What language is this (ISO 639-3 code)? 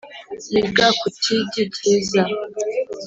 kin